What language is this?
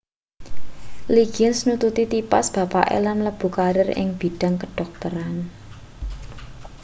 Javanese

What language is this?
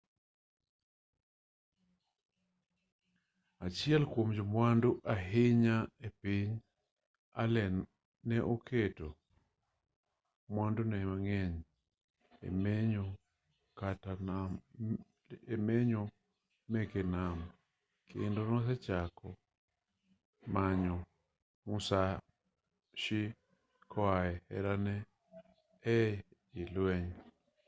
Luo (Kenya and Tanzania)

